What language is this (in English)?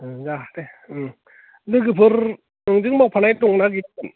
Bodo